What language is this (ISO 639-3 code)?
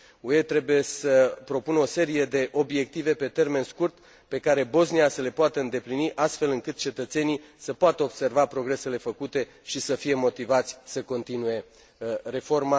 ron